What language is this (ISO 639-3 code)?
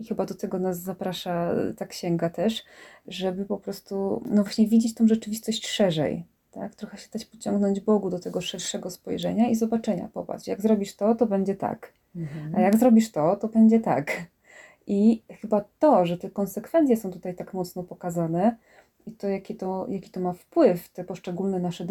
pol